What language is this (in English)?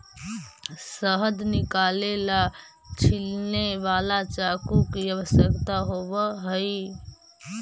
Magahi